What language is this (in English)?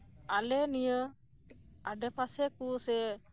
Santali